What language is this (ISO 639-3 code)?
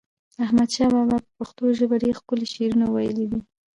pus